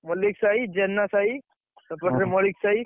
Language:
Odia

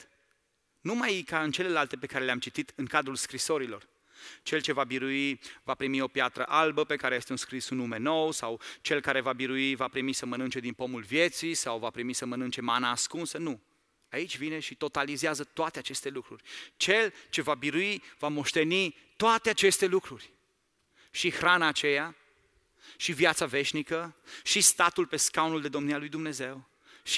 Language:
Romanian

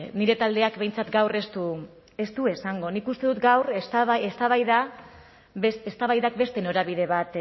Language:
Basque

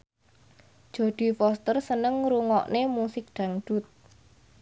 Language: Javanese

